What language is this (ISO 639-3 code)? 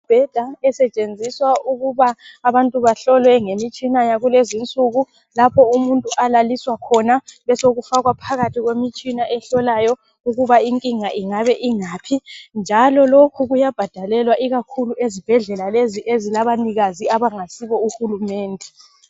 nde